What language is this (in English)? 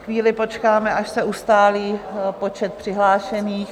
Czech